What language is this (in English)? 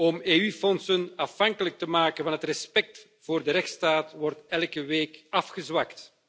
Dutch